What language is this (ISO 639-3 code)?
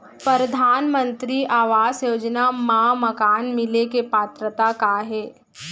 hne